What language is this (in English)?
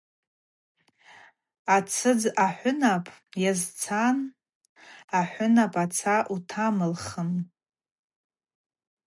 Abaza